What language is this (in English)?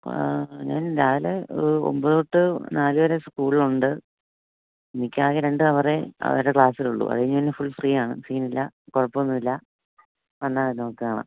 Malayalam